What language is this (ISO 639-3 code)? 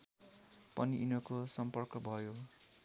nep